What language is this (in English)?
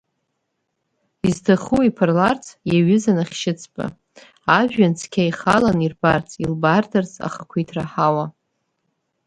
Abkhazian